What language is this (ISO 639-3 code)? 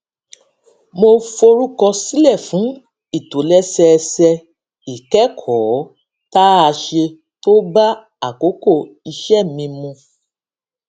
yor